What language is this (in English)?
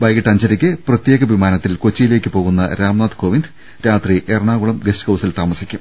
Malayalam